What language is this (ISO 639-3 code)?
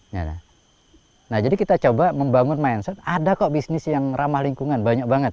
ind